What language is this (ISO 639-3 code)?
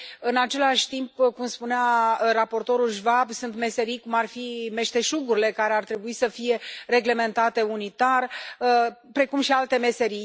ron